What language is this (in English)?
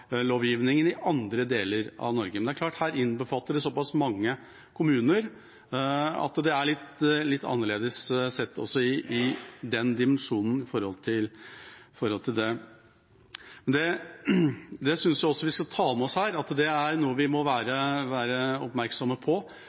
Norwegian Bokmål